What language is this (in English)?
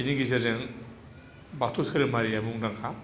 Bodo